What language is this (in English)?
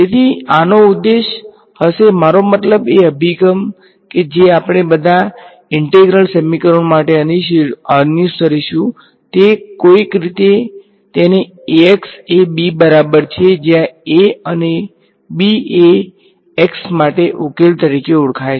Gujarati